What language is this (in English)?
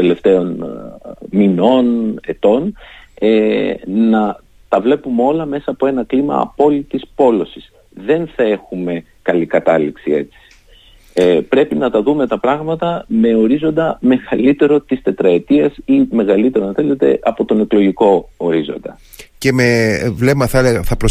Greek